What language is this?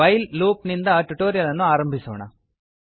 Kannada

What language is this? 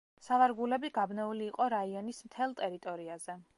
Georgian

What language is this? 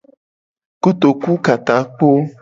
Gen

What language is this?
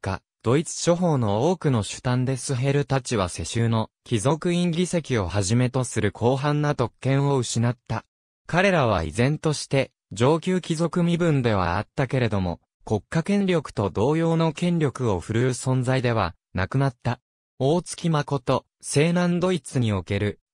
Japanese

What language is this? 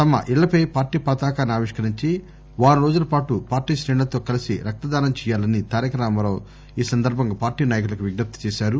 Telugu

